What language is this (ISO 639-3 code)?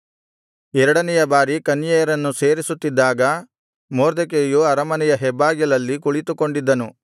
kan